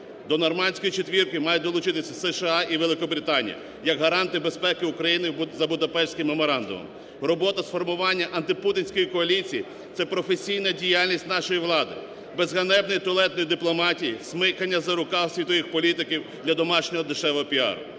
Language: Ukrainian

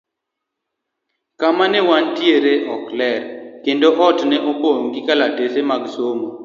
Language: Luo (Kenya and Tanzania)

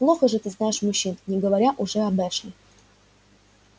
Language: Russian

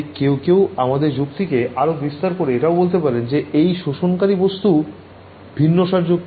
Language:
Bangla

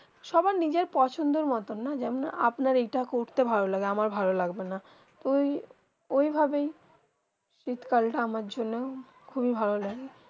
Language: Bangla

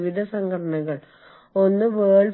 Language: Malayalam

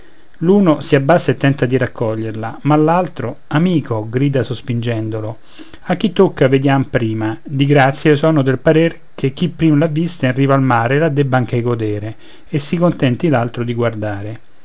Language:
Italian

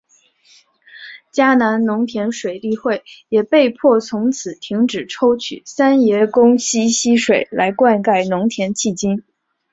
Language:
Chinese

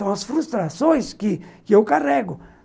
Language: Portuguese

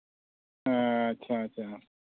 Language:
Santali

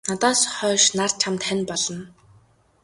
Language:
Mongolian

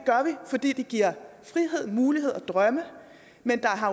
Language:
Danish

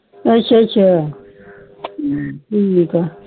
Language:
Punjabi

